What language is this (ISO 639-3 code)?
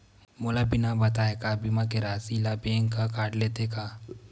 hne